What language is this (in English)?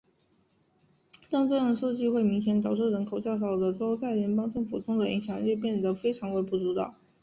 Chinese